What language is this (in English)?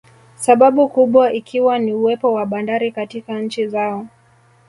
Swahili